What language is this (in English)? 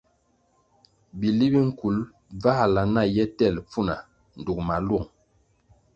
Kwasio